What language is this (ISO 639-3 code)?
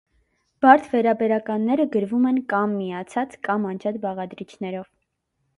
hye